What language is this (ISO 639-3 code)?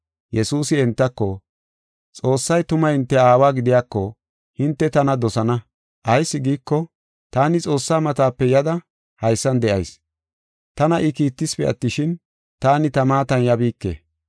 gof